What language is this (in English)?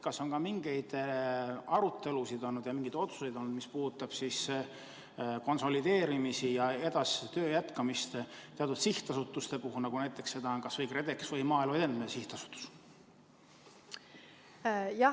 Estonian